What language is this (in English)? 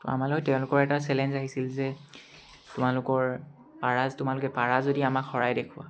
Assamese